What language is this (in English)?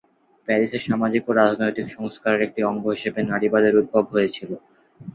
Bangla